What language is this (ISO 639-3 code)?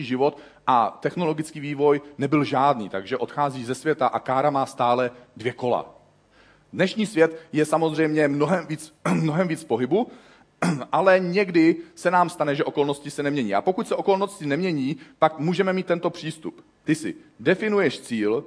ces